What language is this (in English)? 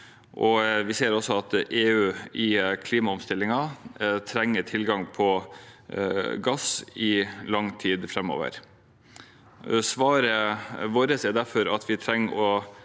Norwegian